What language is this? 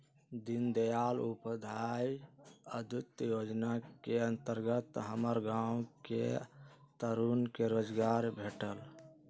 Magahi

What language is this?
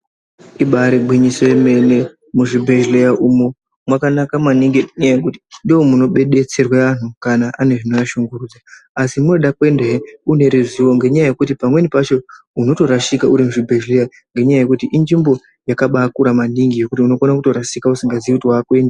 Ndau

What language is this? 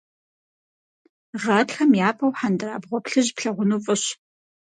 Kabardian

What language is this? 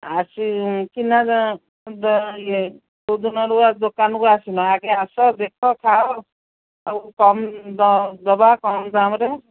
Odia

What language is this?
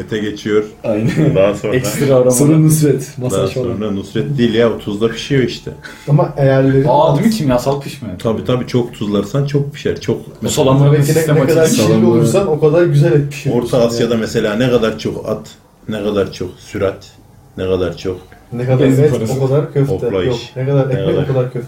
Turkish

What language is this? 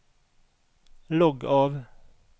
Norwegian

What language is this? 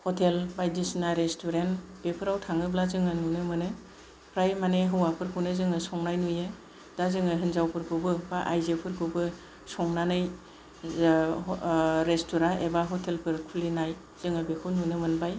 Bodo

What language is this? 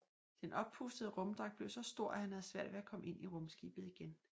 Danish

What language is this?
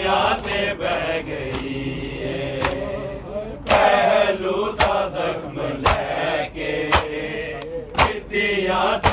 Urdu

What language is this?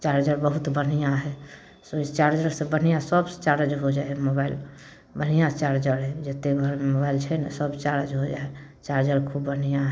Maithili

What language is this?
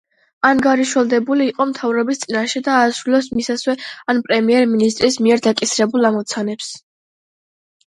Georgian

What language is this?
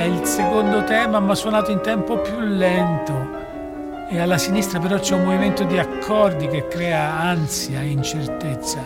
Italian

